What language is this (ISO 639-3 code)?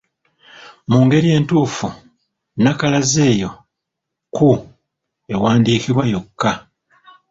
lug